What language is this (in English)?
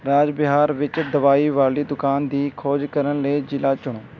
Punjabi